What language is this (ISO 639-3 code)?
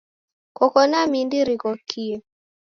dav